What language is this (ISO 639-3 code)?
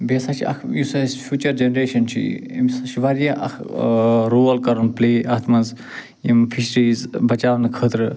kas